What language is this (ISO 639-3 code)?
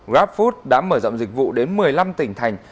vie